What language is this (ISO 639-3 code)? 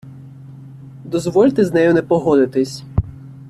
ukr